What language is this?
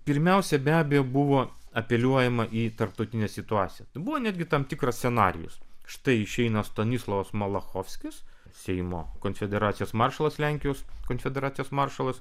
Lithuanian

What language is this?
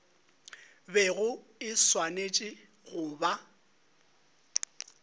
Northern Sotho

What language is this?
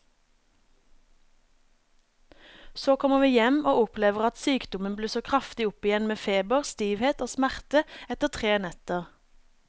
Norwegian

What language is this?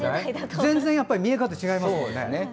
Japanese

